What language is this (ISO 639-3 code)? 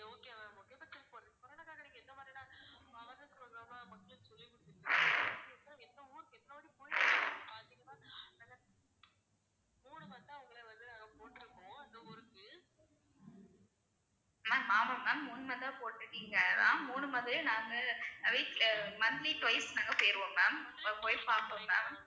tam